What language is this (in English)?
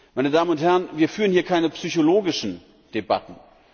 German